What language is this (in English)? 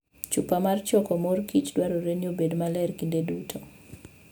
Luo (Kenya and Tanzania)